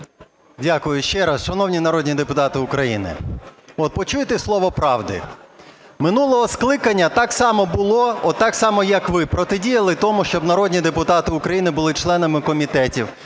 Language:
Ukrainian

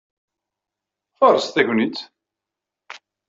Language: Kabyle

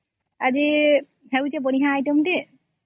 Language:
Odia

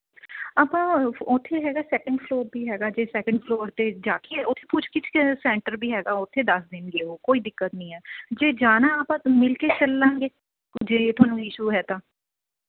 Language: Punjabi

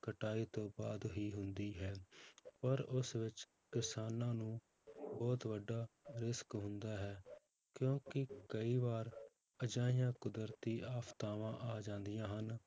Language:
Punjabi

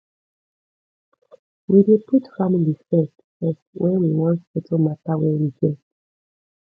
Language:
Nigerian Pidgin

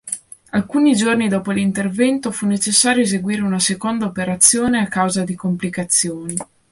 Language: Italian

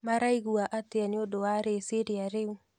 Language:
Kikuyu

